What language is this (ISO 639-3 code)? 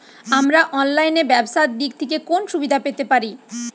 ben